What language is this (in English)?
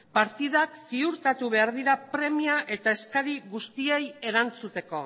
Basque